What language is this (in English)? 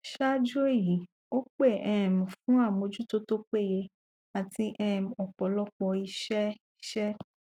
Yoruba